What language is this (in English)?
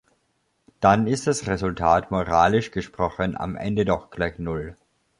German